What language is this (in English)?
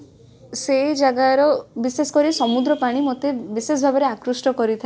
Odia